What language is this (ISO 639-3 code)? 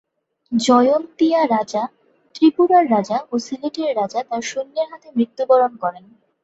ben